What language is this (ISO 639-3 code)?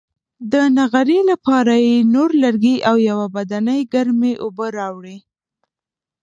pus